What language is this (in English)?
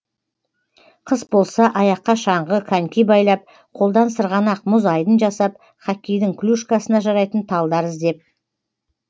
Kazakh